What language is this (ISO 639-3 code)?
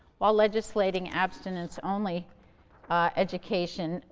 eng